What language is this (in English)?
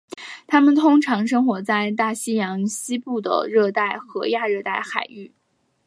Chinese